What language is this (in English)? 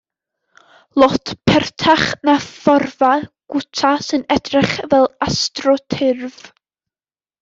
Welsh